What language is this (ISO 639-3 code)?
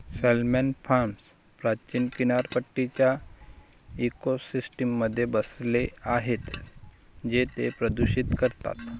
mar